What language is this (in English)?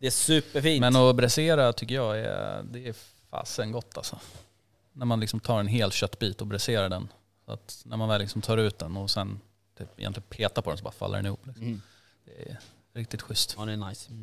Swedish